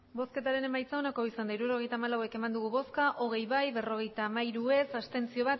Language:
Basque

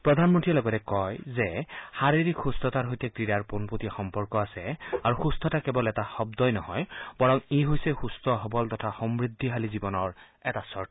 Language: Assamese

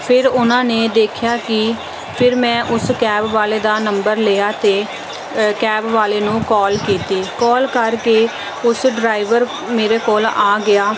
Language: Punjabi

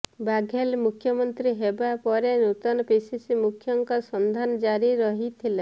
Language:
Odia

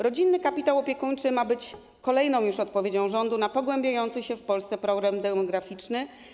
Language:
Polish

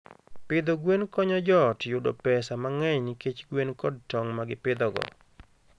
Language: Luo (Kenya and Tanzania)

